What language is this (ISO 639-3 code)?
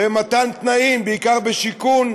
heb